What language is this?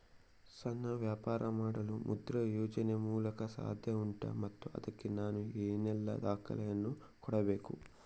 Kannada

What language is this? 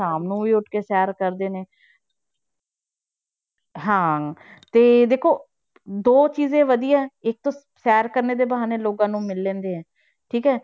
Punjabi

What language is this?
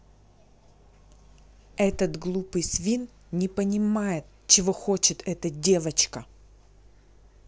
Russian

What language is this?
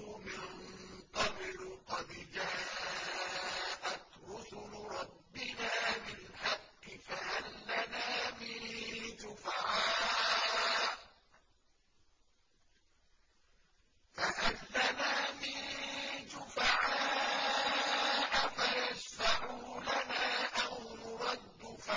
Arabic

